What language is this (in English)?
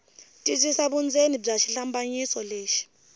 Tsonga